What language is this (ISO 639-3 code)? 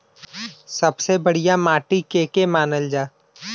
bho